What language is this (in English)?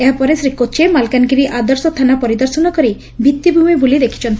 Odia